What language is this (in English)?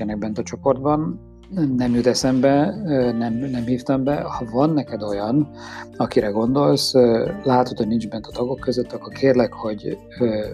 Hungarian